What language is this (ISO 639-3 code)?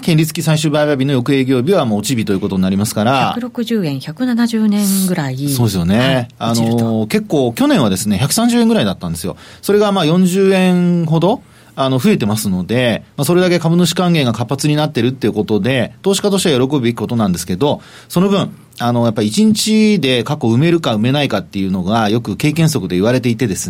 jpn